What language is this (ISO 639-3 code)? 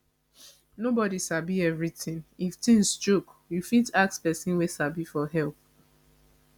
pcm